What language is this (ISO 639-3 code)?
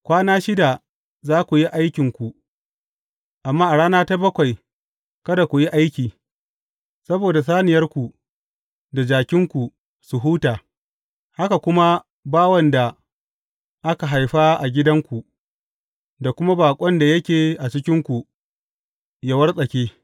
hau